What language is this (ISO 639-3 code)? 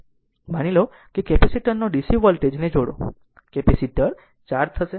guj